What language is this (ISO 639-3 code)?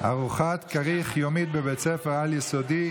heb